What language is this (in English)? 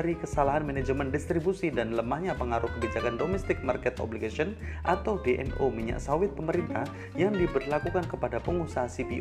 Indonesian